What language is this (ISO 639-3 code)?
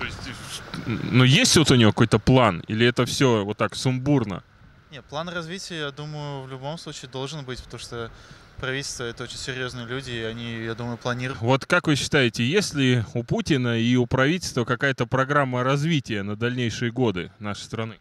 rus